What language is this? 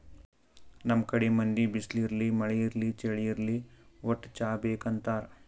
Kannada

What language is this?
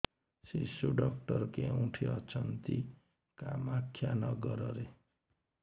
Odia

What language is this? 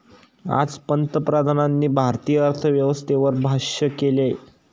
Marathi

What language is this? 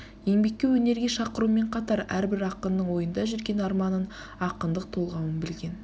Kazakh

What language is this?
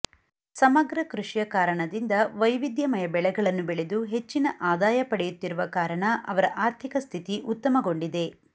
Kannada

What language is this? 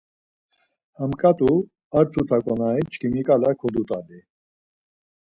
Laz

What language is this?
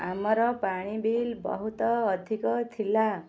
Odia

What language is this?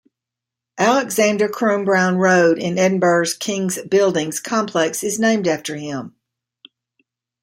English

